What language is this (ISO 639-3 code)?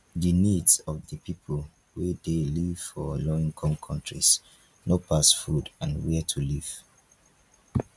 pcm